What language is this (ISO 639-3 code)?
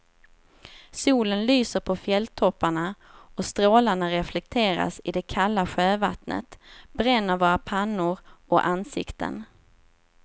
swe